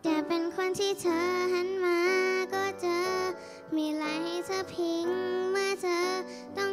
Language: Thai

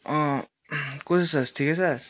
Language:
Nepali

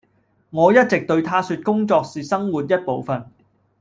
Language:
Cantonese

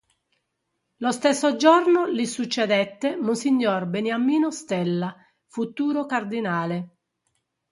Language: Italian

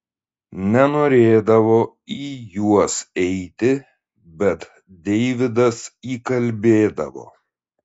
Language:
Lithuanian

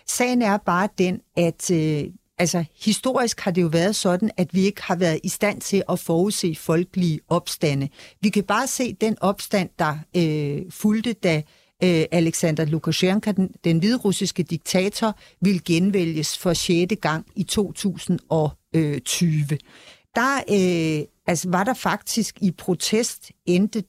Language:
Danish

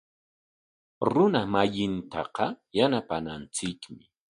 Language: Corongo Ancash Quechua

